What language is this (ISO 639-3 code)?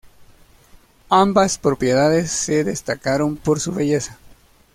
spa